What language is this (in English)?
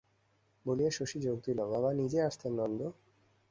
Bangla